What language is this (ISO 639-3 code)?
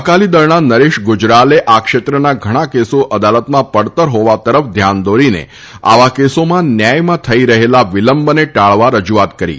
guj